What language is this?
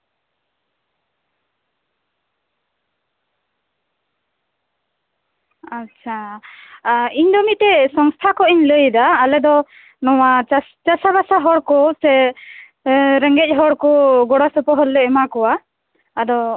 Santali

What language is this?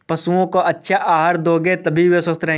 Hindi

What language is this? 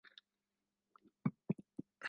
Swahili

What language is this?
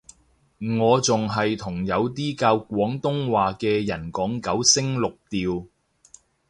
Cantonese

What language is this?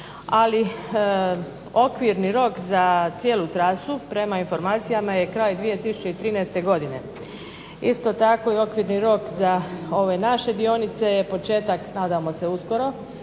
Croatian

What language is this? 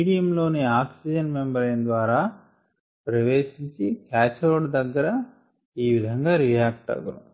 Telugu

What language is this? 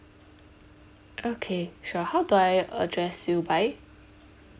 English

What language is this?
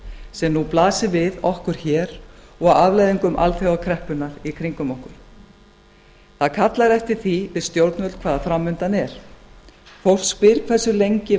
Icelandic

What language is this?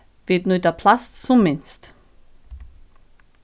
Faroese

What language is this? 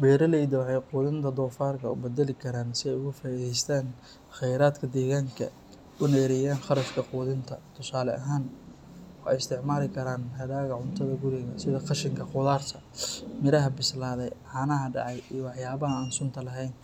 Somali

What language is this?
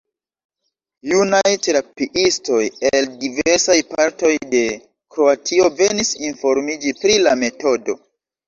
Esperanto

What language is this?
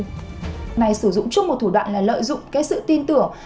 Vietnamese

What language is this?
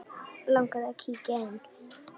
Icelandic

